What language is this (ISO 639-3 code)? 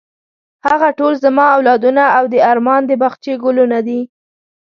pus